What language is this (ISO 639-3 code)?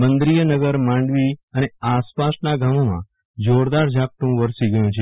guj